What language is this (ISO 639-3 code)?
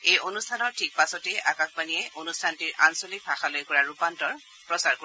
asm